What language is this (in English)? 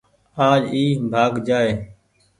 Goaria